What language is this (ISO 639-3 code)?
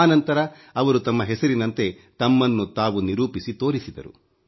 kan